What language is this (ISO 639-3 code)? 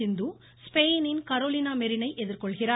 tam